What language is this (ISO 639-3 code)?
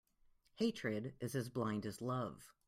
eng